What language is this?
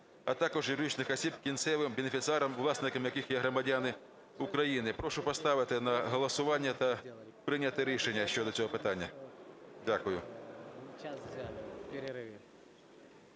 Ukrainian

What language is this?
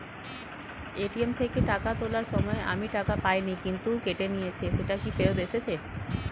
Bangla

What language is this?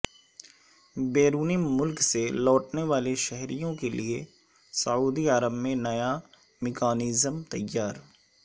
Urdu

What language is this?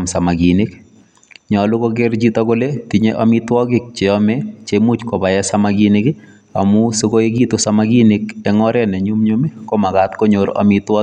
Kalenjin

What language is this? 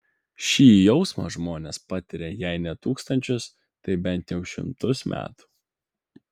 Lithuanian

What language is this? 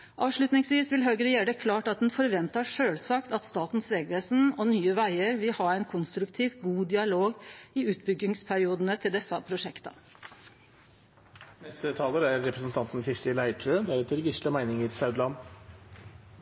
Norwegian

